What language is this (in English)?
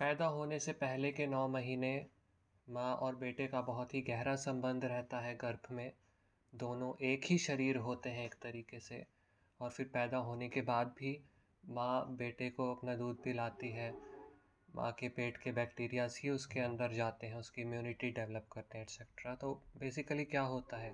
Hindi